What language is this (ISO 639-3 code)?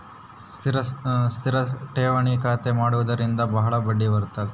kan